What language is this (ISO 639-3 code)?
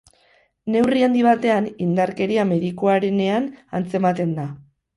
eus